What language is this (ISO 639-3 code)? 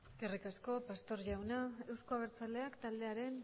eus